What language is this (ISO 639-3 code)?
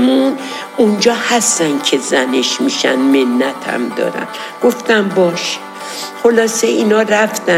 fas